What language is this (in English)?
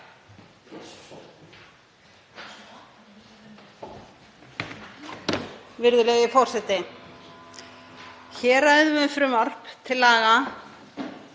Icelandic